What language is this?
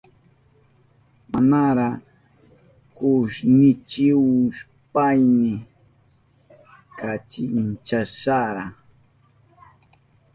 Southern Pastaza Quechua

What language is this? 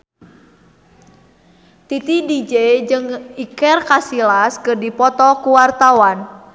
Sundanese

